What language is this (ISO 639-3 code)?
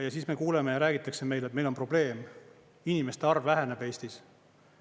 est